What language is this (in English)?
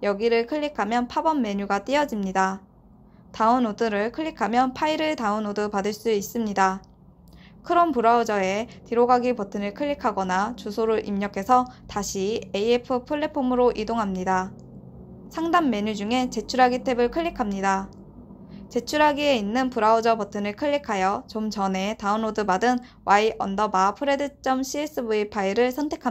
Korean